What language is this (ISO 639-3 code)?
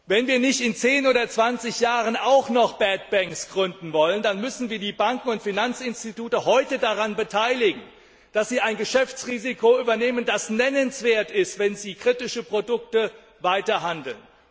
deu